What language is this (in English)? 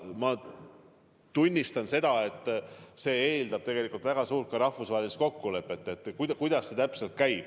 Estonian